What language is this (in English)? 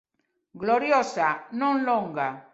Galician